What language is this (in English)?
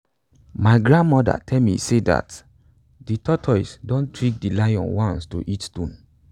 Nigerian Pidgin